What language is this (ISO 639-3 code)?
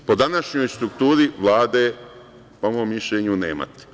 srp